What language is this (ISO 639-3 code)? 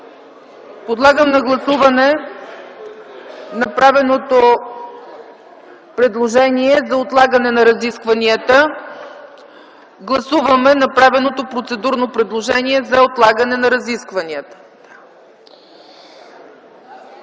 bul